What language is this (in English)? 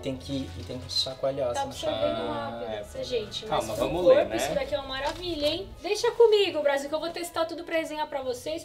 Portuguese